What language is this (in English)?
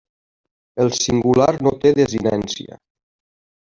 Catalan